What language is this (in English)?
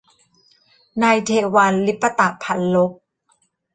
Thai